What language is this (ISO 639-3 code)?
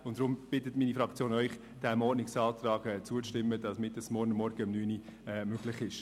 gsw